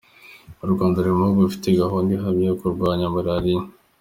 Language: Kinyarwanda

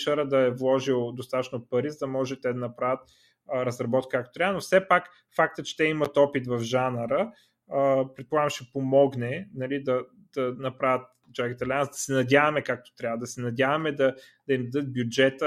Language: Bulgarian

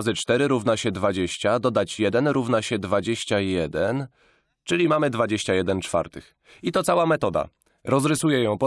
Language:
Polish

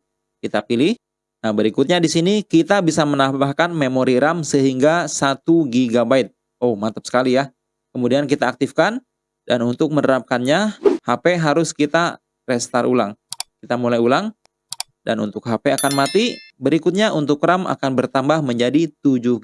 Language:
Indonesian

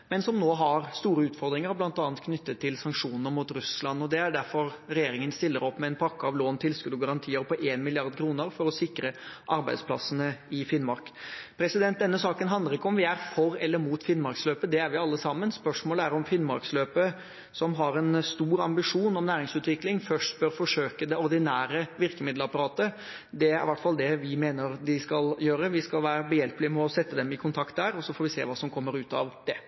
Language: Norwegian Bokmål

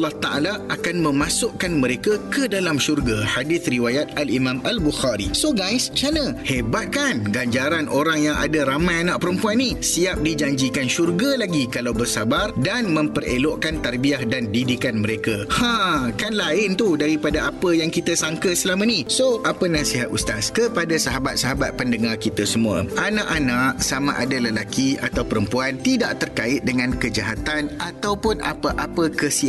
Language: Malay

